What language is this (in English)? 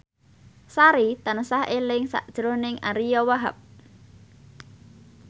Javanese